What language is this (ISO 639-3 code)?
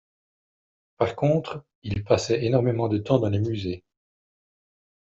fra